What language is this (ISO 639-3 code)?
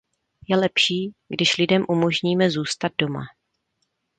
ces